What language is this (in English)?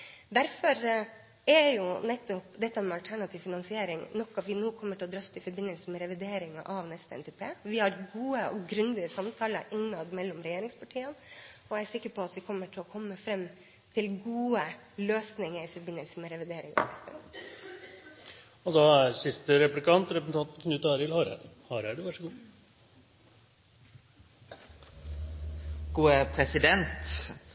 Norwegian